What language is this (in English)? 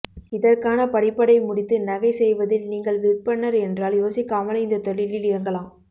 Tamil